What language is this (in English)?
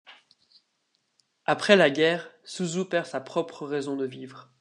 French